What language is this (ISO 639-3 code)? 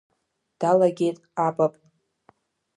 abk